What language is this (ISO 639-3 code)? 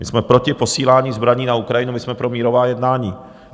ces